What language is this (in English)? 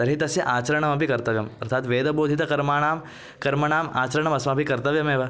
Sanskrit